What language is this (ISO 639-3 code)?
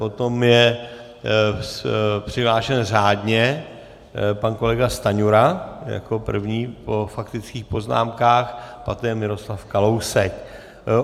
ces